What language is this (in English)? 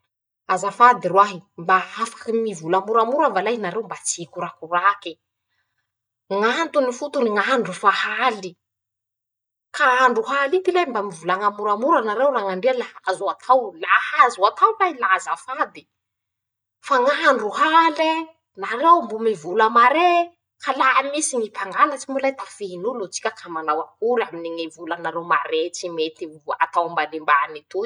Masikoro Malagasy